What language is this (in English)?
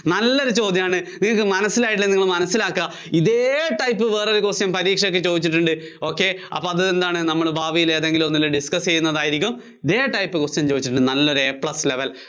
Malayalam